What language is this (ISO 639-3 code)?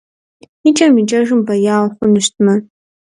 kbd